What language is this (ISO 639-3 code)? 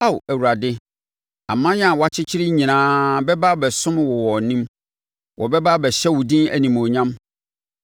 aka